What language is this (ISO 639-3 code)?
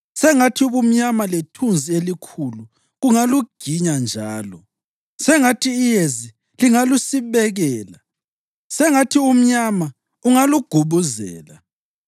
nde